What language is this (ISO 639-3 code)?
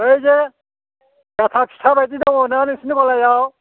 brx